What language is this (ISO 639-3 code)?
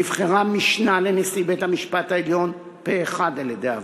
heb